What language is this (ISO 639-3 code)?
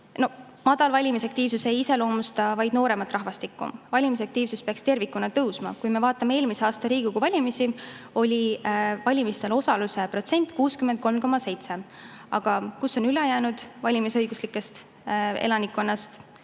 est